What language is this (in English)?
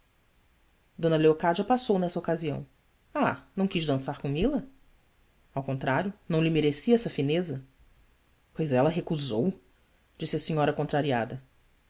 Portuguese